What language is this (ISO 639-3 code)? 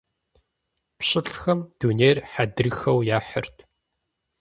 kbd